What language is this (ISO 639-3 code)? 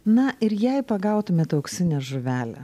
lit